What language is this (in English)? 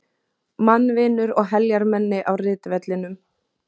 Icelandic